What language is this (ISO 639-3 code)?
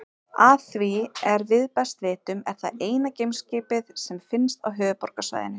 isl